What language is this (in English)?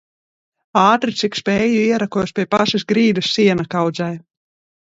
Latvian